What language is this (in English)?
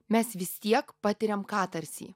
Lithuanian